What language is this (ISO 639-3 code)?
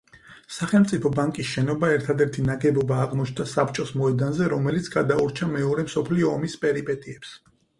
kat